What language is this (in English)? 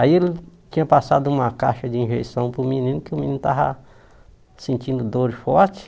Portuguese